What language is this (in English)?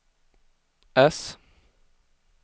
Swedish